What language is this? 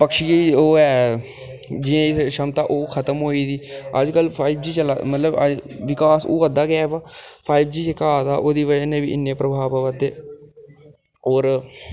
Dogri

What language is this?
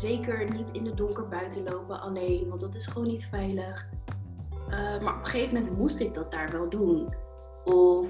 Dutch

